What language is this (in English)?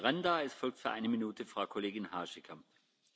Dutch